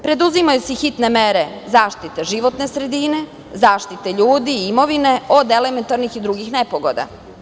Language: Serbian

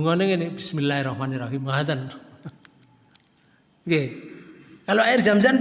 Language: Indonesian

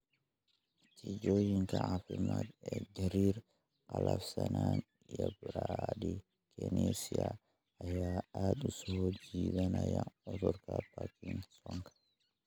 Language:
Somali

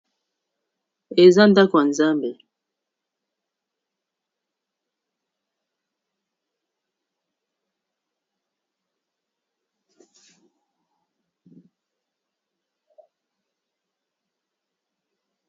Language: Lingala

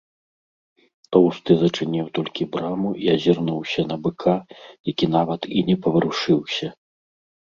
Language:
Belarusian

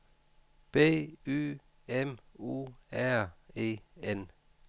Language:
Danish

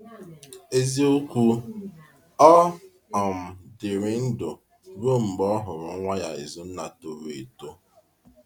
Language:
Igbo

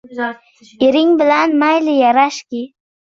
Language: Uzbek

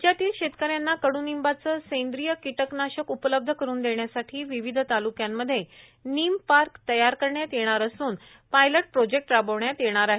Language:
Marathi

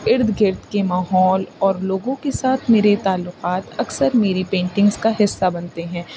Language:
Urdu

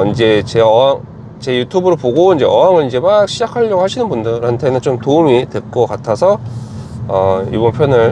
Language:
Korean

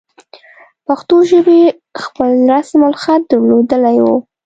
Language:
Pashto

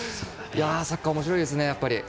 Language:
Japanese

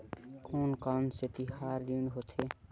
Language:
Chhattisgarhi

